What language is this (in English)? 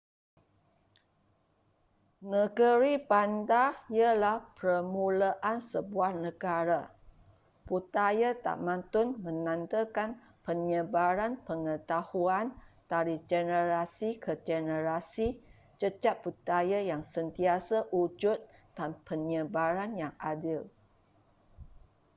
Malay